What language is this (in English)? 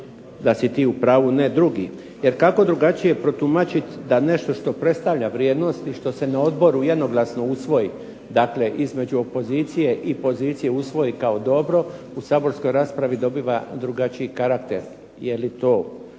Croatian